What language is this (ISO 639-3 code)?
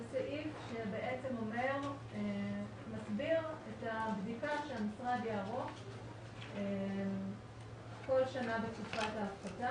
heb